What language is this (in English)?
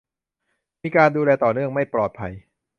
Thai